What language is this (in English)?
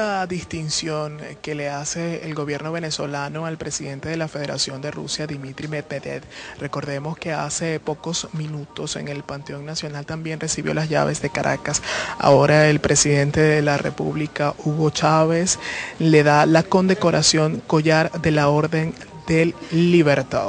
Spanish